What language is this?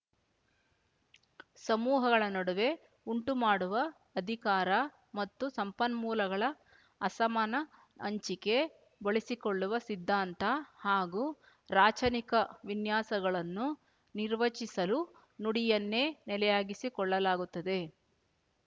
Kannada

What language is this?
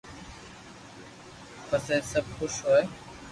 Loarki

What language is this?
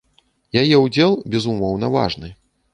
Belarusian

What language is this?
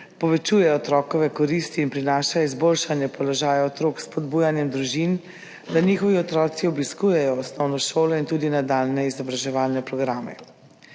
Slovenian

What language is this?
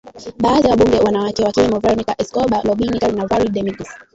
Swahili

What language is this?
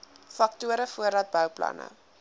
Afrikaans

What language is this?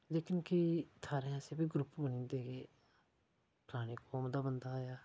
Dogri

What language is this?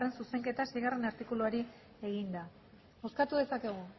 Basque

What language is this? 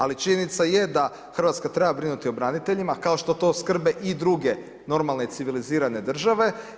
Croatian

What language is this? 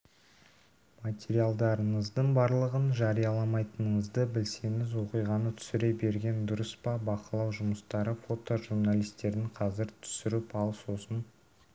Kazakh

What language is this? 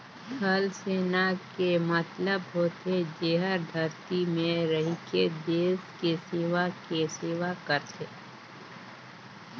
Chhattisgarhi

